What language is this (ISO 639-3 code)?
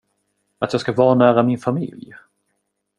swe